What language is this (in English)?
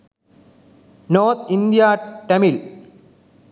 Sinhala